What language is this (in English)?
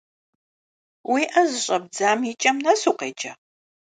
Kabardian